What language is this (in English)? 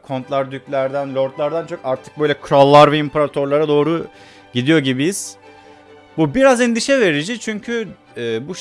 Turkish